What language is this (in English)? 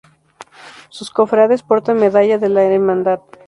Spanish